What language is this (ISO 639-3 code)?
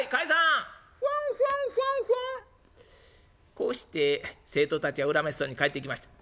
jpn